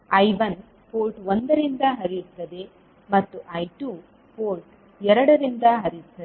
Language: Kannada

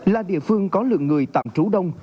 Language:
Vietnamese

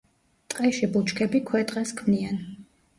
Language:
Georgian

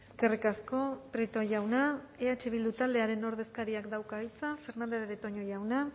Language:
Basque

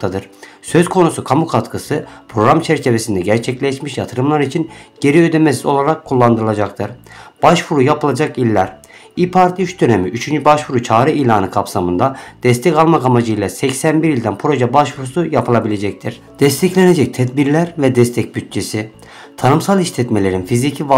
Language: Turkish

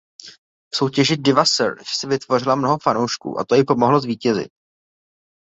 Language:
Czech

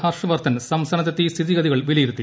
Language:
Malayalam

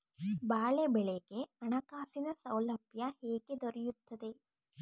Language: Kannada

